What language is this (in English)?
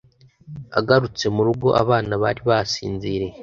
Kinyarwanda